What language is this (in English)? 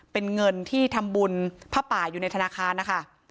Thai